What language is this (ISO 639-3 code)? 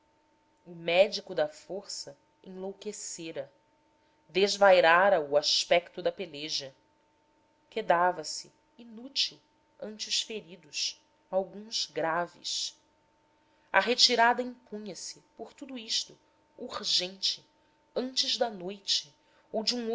por